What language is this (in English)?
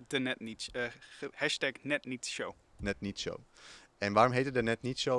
Dutch